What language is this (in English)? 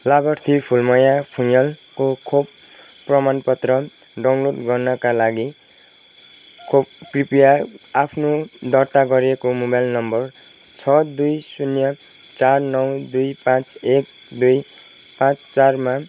Nepali